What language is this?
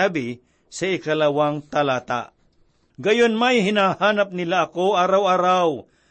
Filipino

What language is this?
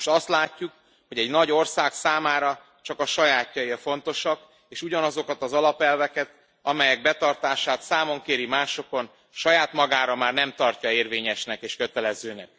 Hungarian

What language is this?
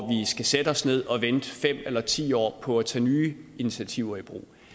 Danish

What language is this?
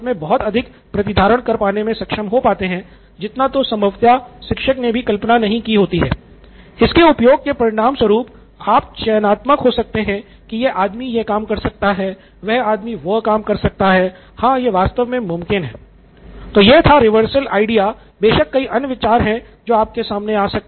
Hindi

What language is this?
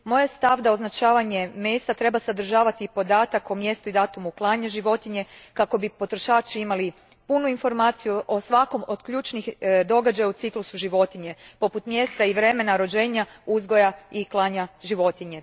Croatian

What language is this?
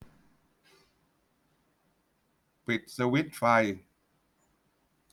Thai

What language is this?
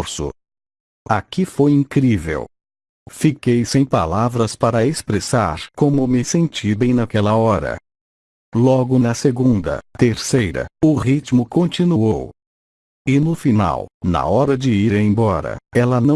Portuguese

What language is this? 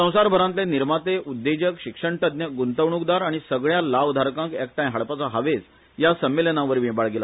Konkani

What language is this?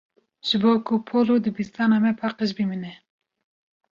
Kurdish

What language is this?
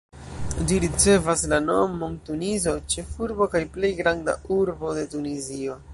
Esperanto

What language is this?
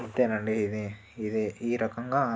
Telugu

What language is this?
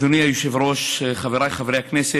Hebrew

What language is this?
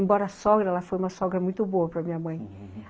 Portuguese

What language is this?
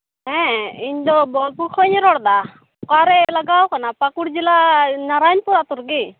Santali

